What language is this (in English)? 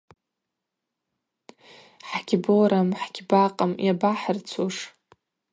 Abaza